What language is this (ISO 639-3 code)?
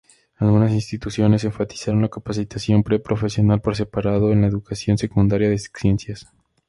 spa